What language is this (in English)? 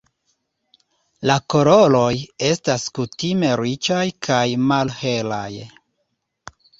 Esperanto